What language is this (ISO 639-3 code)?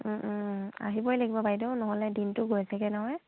asm